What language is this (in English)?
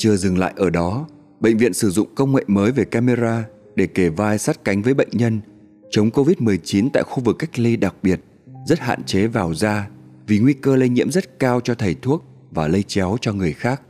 Vietnamese